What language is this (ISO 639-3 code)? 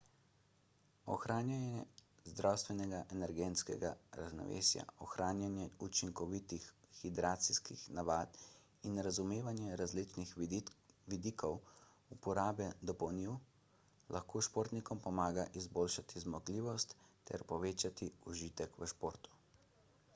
slv